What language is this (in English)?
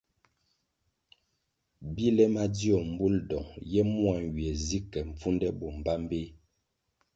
Kwasio